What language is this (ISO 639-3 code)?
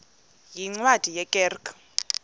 xho